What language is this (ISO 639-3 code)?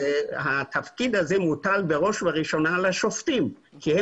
heb